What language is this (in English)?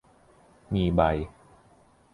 Thai